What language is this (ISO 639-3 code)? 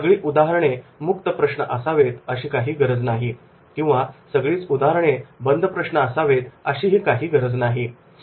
mar